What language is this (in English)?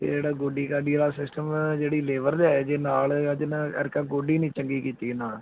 Punjabi